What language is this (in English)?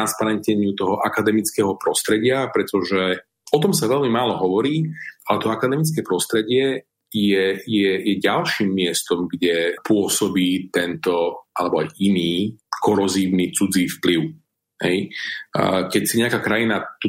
Slovak